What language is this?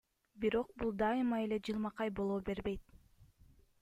Kyrgyz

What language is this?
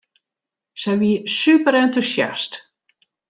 Western Frisian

